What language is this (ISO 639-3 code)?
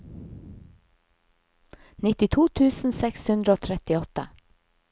nor